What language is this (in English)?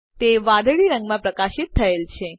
Gujarati